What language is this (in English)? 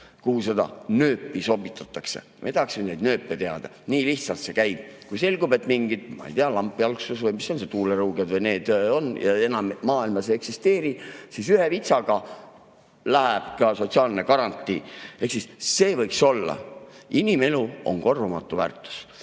Estonian